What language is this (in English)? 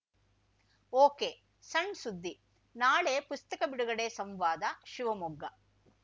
Kannada